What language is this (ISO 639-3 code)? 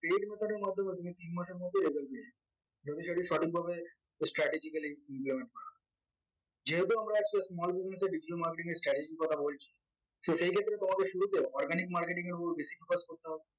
ben